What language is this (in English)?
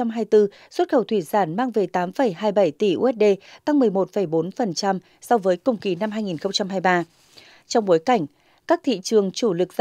Vietnamese